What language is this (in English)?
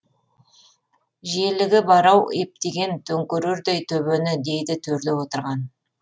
Kazakh